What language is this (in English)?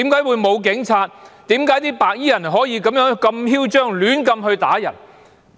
Cantonese